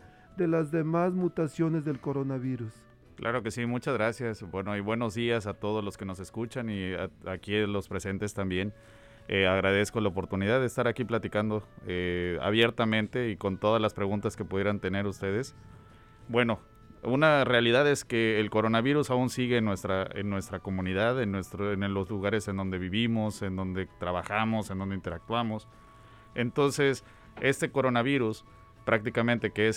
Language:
Spanish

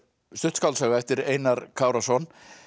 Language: Icelandic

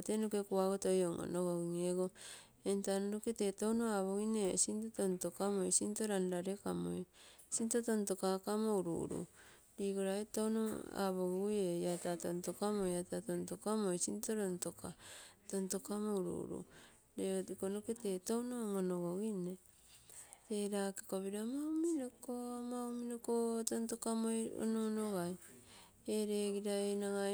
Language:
Terei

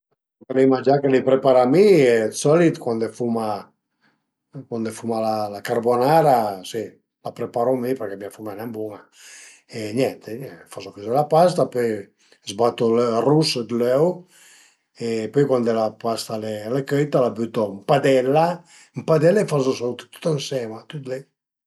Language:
Piedmontese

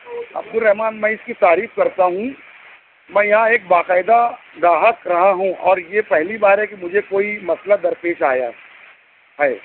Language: Urdu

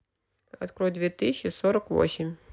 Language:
Russian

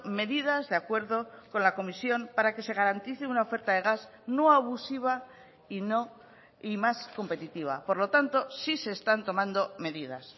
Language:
Spanish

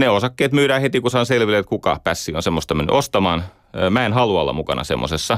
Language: Finnish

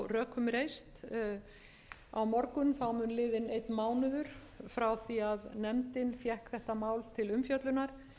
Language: Icelandic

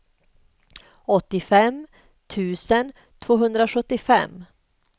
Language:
Swedish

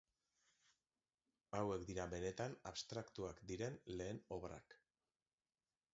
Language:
Basque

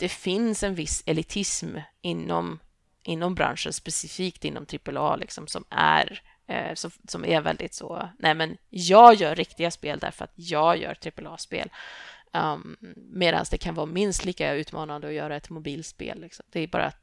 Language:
Swedish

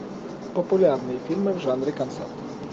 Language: Russian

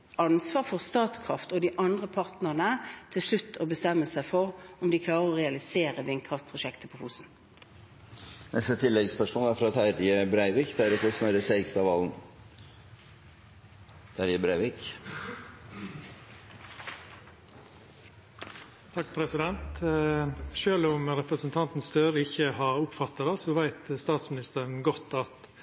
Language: Norwegian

